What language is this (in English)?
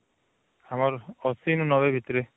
Odia